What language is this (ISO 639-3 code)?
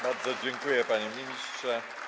pol